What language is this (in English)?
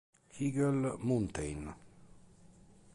Italian